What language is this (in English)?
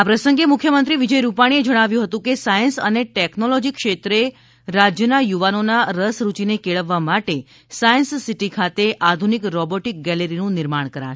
Gujarati